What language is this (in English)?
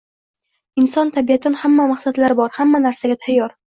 Uzbek